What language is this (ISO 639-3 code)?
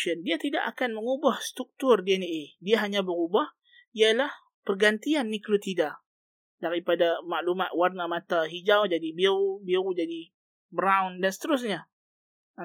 msa